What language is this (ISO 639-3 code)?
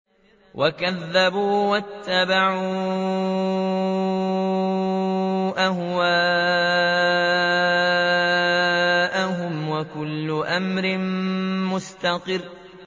ara